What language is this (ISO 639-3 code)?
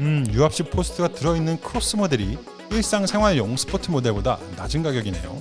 kor